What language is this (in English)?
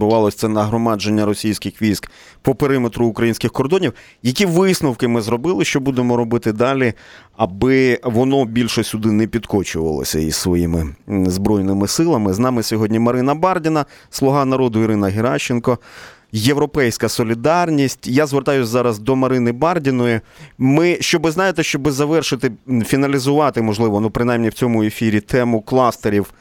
Ukrainian